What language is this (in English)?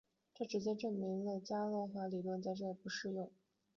Chinese